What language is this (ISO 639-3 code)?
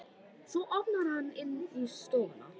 isl